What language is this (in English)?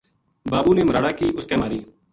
Gujari